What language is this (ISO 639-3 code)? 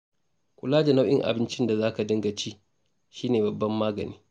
hau